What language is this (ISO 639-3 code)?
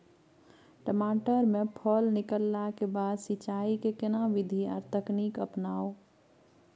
mai